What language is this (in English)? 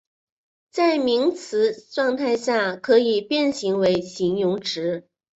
Chinese